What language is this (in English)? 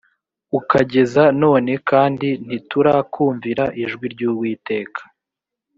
Kinyarwanda